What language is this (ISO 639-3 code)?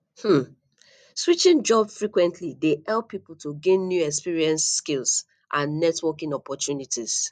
pcm